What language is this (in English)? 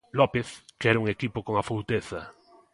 Galician